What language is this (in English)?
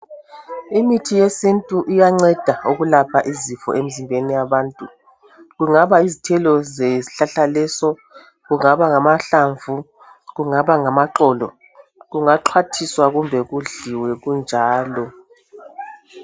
North Ndebele